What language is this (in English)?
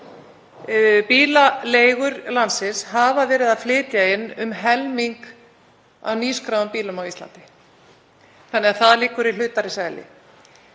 Icelandic